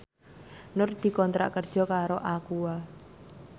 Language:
Javanese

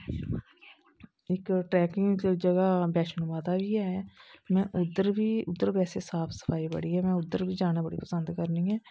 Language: Dogri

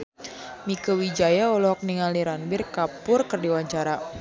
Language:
Sundanese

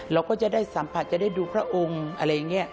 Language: Thai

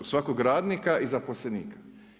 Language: Croatian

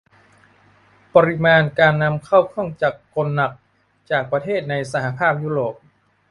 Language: Thai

